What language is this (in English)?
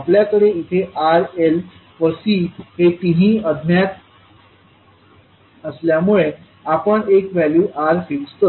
Marathi